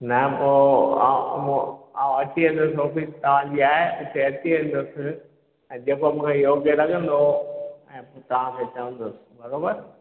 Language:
Sindhi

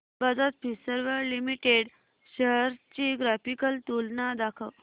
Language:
Marathi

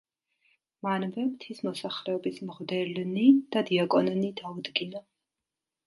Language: Georgian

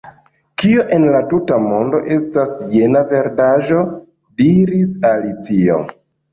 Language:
Esperanto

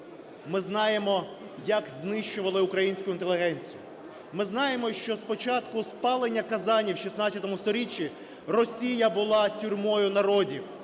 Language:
Ukrainian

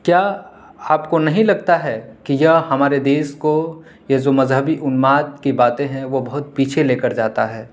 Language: Urdu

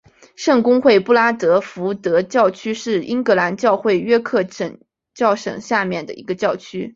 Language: Chinese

